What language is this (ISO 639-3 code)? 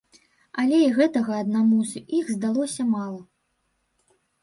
bel